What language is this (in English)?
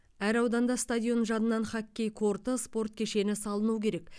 Kazakh